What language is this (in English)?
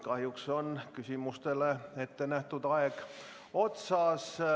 Estonian